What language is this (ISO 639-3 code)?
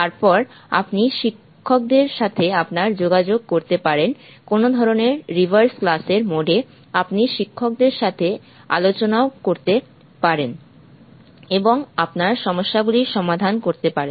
ben